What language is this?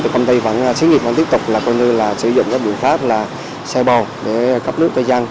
Vietnamese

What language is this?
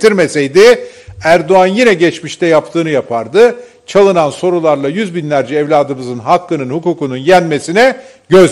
Turkish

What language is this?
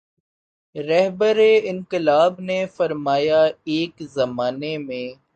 Urdu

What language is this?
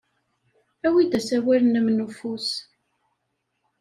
Kabyle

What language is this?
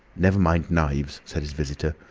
English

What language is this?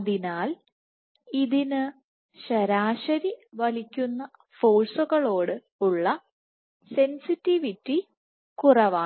Malayalam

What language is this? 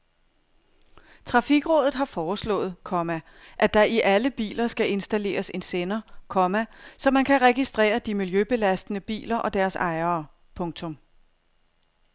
Danish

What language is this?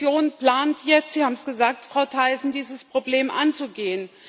German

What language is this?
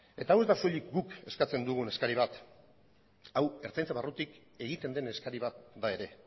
Basque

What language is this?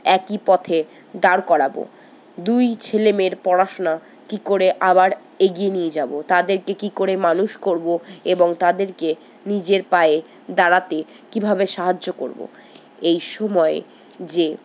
Bangla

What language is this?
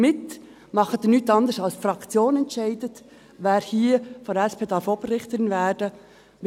Swiss German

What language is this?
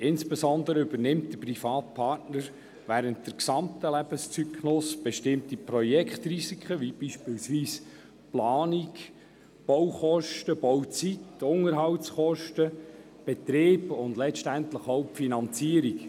Swiss German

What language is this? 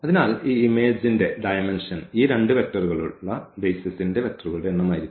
Malayalam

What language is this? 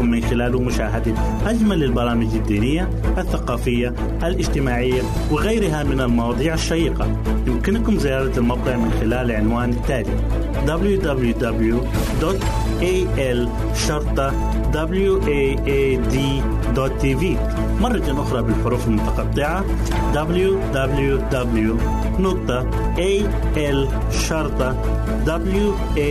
Arabic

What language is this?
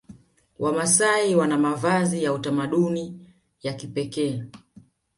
Swahili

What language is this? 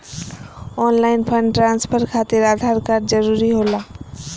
Magahi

